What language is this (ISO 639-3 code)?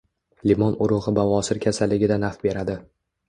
uzb